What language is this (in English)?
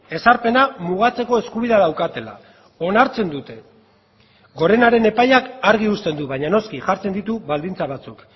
Basque